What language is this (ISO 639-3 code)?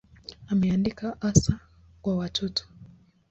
swa